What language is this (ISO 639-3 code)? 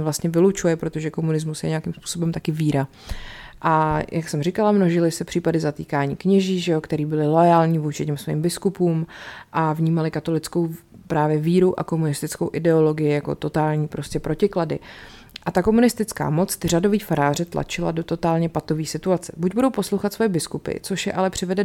ces